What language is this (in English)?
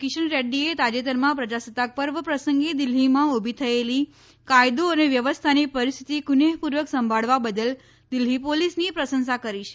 Gujarati